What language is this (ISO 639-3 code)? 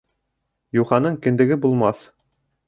bak